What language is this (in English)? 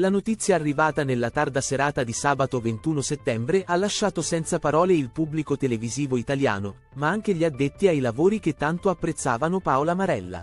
Italian